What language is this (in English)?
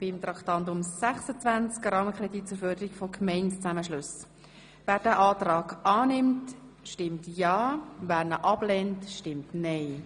Swiss German